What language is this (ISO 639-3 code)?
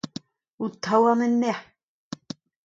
bre